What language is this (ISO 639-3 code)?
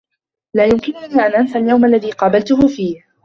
ara